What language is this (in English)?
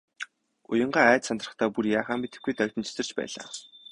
Mongolian